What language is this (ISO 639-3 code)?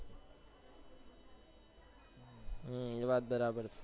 guj